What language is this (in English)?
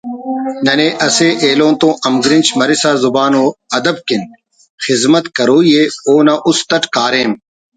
Brahui